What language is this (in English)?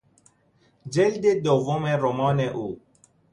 Persian